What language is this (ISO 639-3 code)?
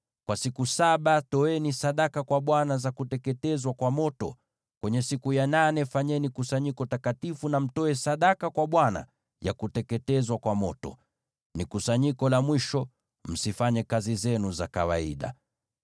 swa